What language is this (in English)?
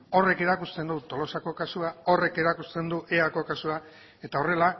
Basque